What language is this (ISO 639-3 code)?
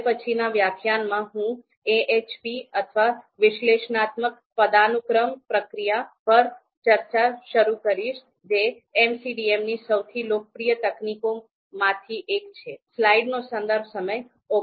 guj